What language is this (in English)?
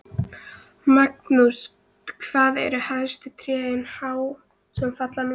Icelandic